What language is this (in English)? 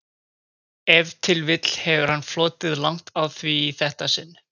Icelandic